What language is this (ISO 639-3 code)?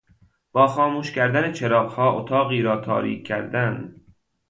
fas